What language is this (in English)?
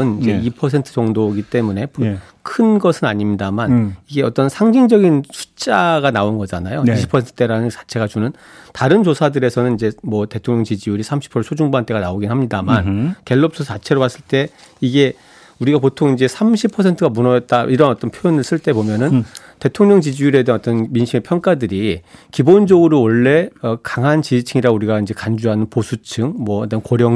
Korean